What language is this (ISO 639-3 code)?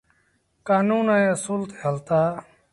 sbn